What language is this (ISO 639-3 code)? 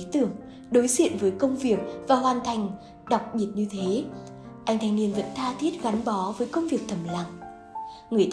vie